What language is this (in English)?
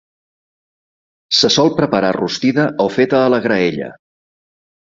Catalan